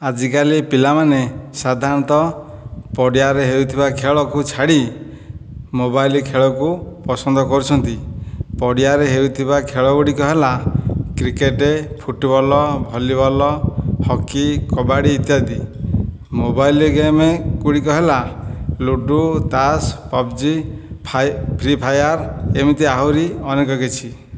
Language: Odia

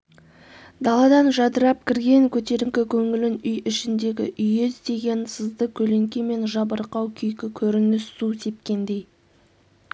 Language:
Kazakh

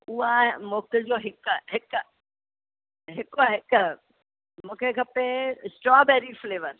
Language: Sindhi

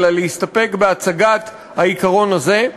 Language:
Hebrew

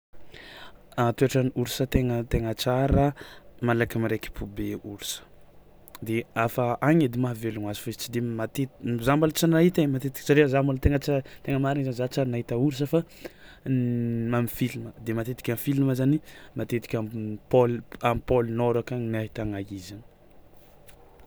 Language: Tsimihety Malagasy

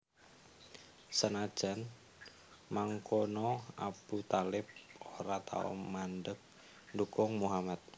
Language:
Javanese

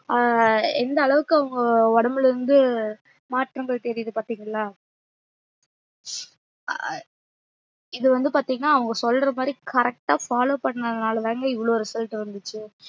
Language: Tamil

